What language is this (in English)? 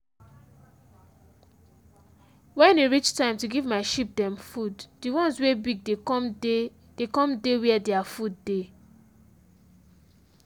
Nigerian Pidgin